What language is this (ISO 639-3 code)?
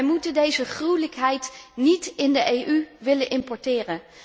nld